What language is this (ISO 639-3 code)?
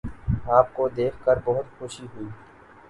urd